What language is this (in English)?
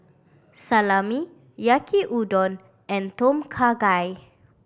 English